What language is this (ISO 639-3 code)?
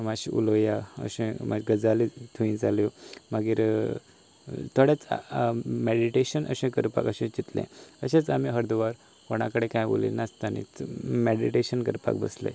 kok